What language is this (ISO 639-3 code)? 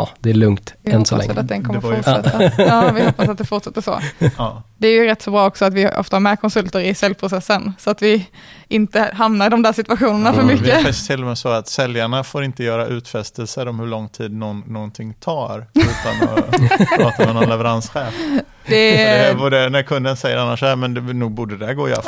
swe